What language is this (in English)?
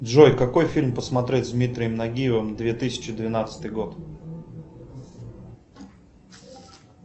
Russian